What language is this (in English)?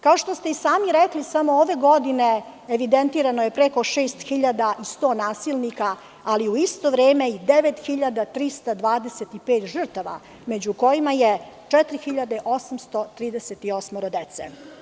Serbian